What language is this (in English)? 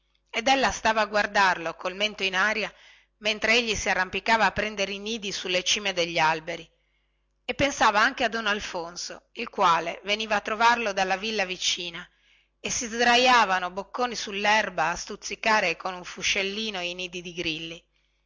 Italian